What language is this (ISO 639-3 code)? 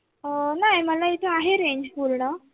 mar